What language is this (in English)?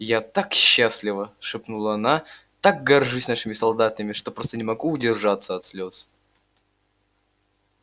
Russian